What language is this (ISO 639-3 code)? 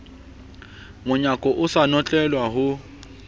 sot